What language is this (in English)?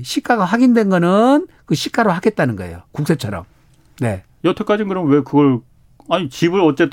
Korean